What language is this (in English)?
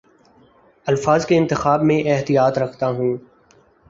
Urdu